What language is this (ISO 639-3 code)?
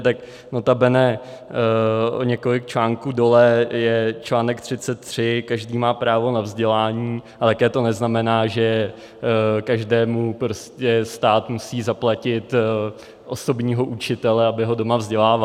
ces